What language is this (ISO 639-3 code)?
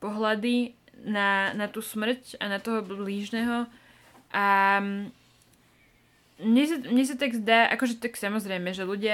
slk